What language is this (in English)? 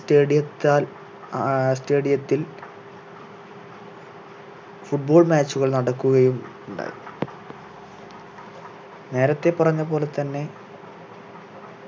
Malayalam